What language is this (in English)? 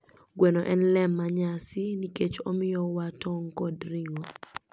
Luo (Kenya and Tanzania)